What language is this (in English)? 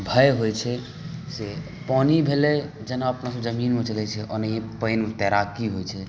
Maithili